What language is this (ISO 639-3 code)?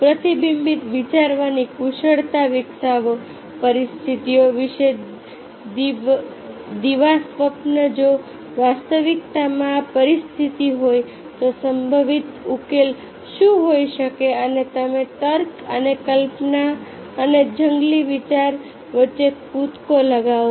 guj